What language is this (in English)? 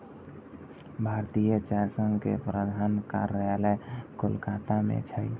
Maithili